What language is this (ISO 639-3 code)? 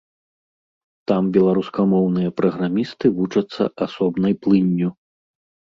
bel